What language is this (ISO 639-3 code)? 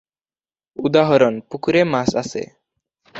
ben